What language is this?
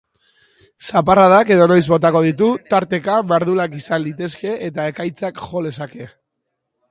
Basque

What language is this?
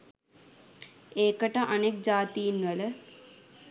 Sinhala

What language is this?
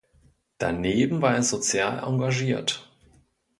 German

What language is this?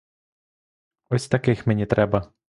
Ukrainian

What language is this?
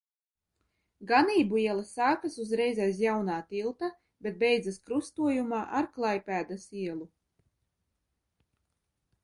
Latvian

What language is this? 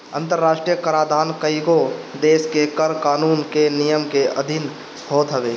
Bhojpuri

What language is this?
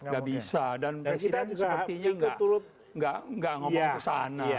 Indonesian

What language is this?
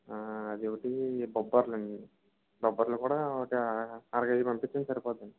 Telugu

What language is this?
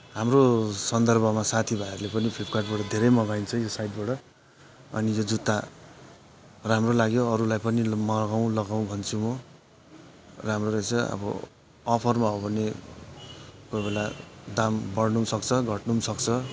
Nepali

